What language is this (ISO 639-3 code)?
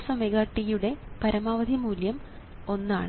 mal